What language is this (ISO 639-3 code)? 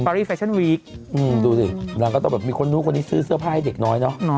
tha